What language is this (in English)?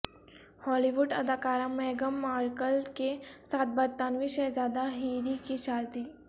Urdu